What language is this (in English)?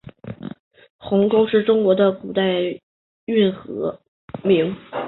Chinese